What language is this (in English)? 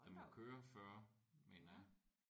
Danish